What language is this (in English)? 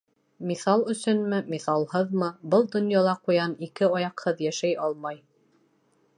Bashkir